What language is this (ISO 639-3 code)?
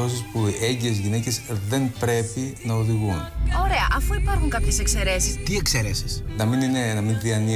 ell